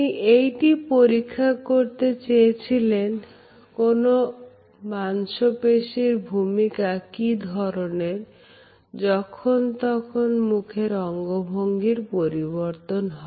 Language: Bangla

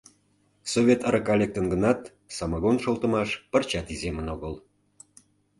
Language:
Mari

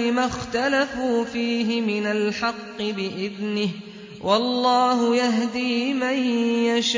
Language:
Arabic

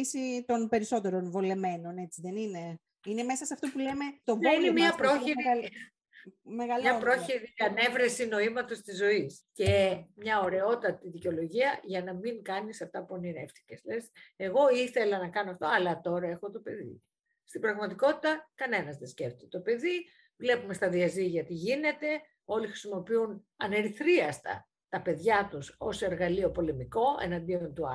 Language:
Greek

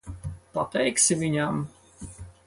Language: Latvian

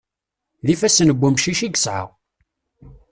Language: Kabyle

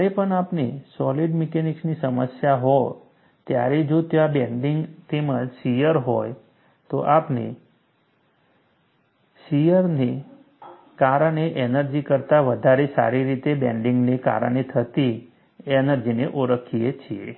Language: Gujarati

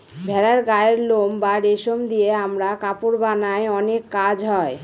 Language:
Bangla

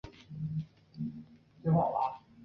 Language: Chinese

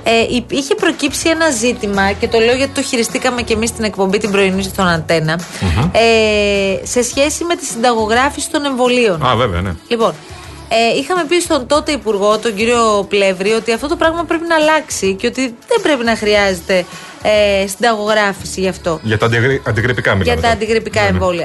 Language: Greek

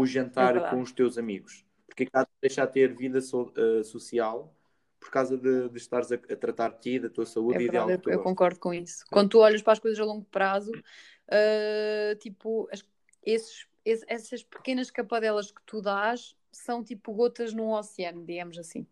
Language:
Portuguese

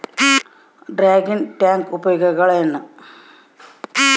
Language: Kannada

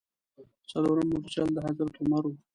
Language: Pashto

